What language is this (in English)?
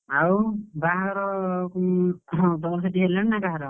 Odia